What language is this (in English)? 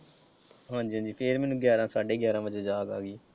Punjabi